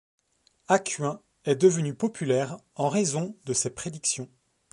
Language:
French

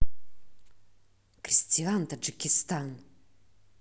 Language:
Russian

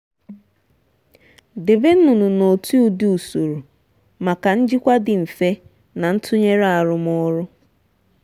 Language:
Igbo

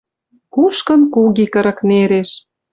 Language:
Western Mari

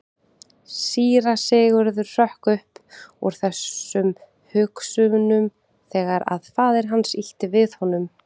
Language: Icelandic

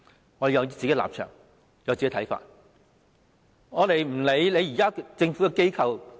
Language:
Cantonese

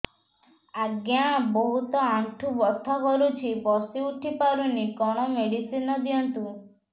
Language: Odia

